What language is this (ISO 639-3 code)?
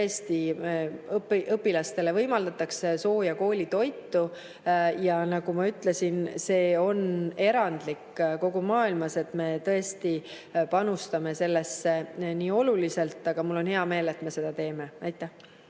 est